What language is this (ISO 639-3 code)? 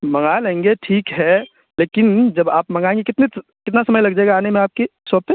urd